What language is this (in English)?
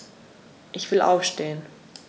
German